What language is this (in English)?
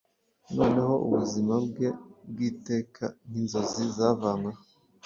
Kinyarwanda